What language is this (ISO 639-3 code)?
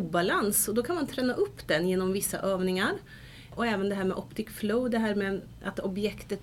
swe